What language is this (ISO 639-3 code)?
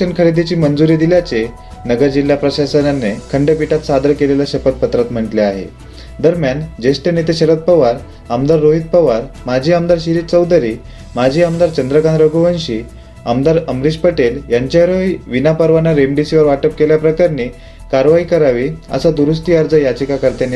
mar